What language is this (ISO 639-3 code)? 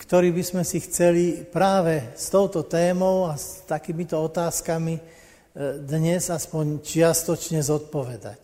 slk